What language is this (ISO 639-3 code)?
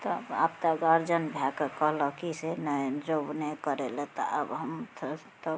mai